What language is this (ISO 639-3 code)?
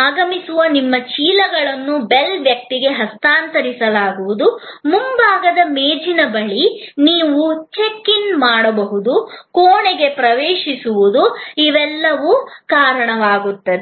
kan